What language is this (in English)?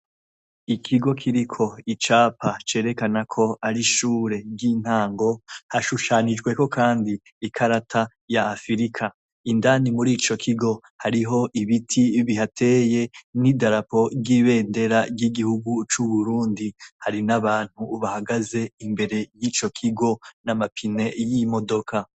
Rundi